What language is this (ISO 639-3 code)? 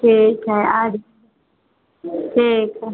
hin